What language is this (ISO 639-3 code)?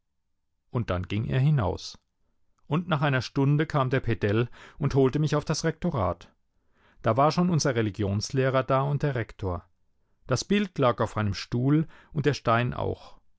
deu